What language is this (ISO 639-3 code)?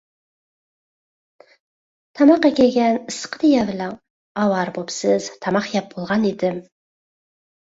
uig